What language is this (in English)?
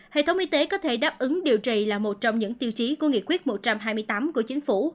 Vietnamese